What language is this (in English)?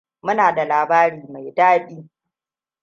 Hausa